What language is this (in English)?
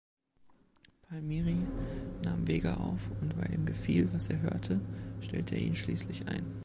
German